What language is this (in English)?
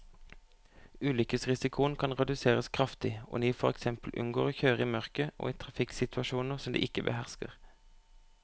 Norwegian